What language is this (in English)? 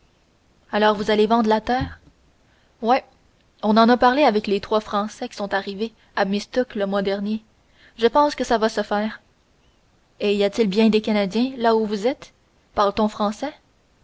French